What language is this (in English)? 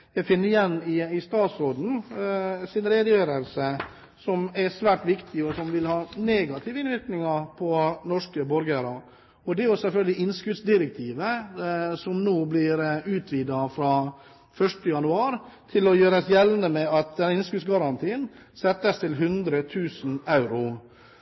Norwegian Bokmål